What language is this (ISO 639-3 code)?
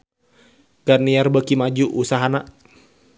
sun